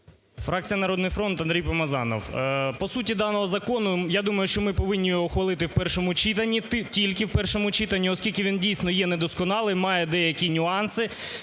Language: Ukrainian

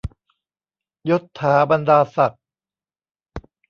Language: Thai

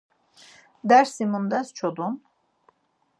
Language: Laz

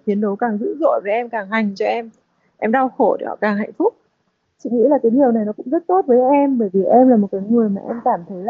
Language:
Vietnamese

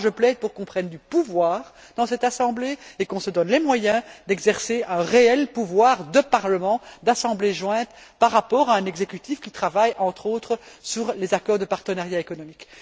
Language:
French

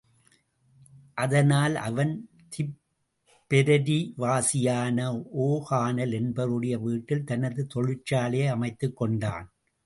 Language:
Tamil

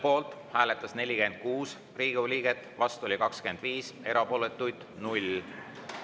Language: Estonian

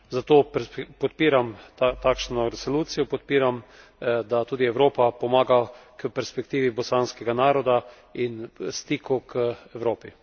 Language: Slovenian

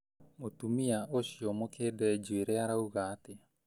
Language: Kikuyu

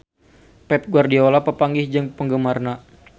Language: Sundanese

